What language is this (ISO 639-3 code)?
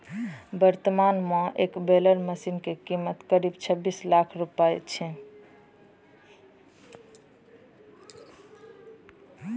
mai